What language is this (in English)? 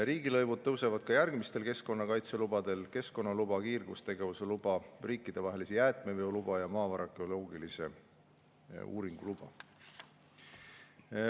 Estonian